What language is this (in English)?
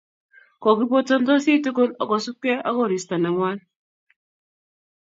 Kalenjin